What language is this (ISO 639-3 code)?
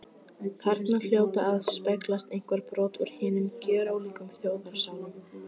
isl